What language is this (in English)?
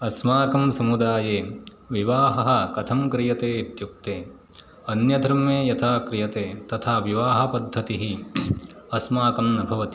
Sanskrit